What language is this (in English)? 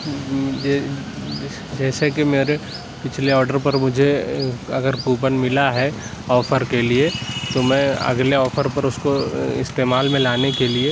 Urdu